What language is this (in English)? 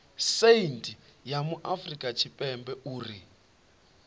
Venda